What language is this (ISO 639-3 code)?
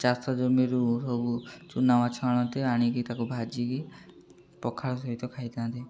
ori